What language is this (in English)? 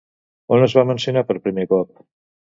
Catalan